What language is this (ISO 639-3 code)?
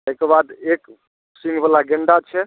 mai